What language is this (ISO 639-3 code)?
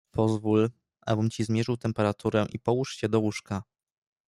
pol